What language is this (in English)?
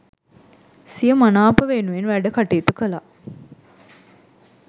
Sinhala